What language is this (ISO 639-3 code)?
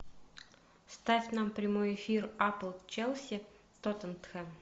rus